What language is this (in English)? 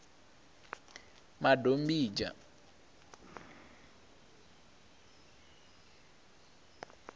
Venda